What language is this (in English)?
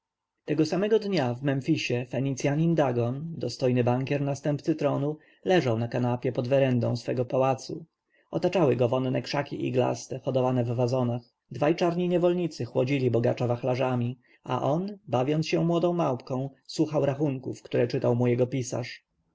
Polish